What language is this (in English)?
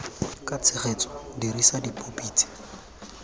Tswana